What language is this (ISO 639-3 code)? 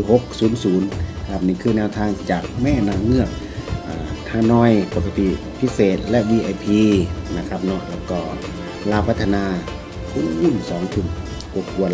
tha